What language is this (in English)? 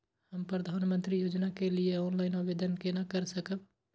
Maithili